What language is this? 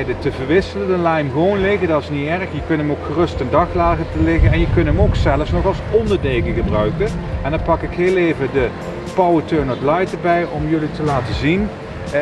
Dutch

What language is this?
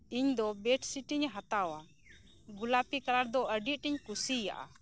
Santali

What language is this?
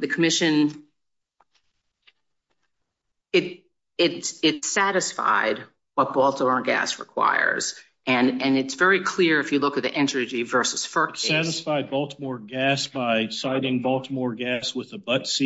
English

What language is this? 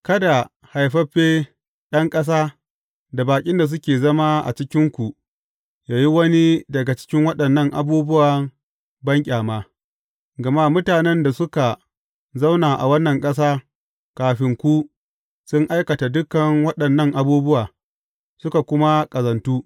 Hausa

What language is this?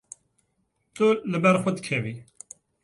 Kurdish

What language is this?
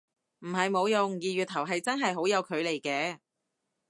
Cantonese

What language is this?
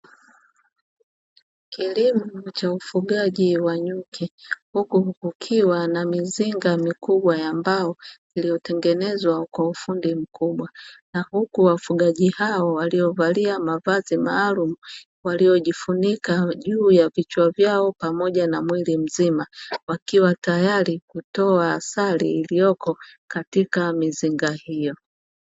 Swahili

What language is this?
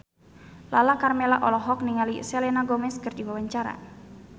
Sundanese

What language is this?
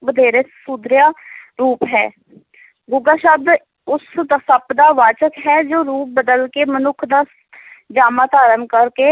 Punjabi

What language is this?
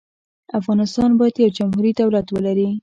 Pashto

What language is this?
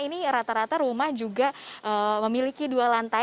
Indonesian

